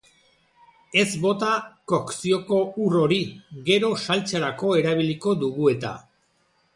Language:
Basque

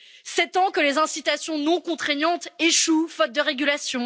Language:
French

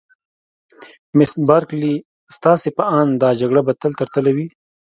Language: Pashto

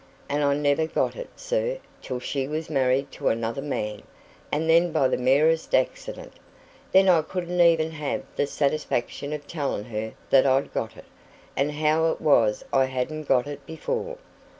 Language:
English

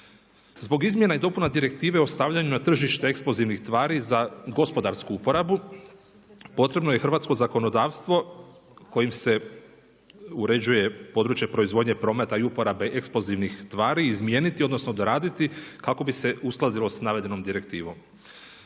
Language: Croatian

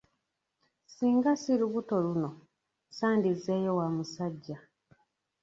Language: Ganda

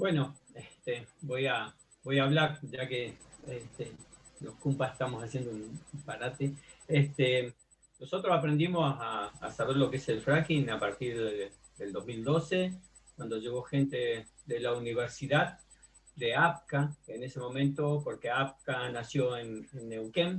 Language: Spanish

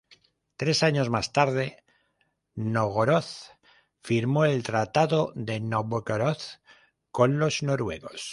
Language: Spanish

